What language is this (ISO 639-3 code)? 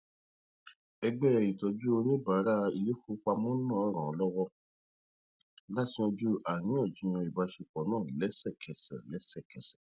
yor